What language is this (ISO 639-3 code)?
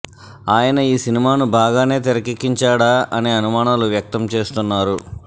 tel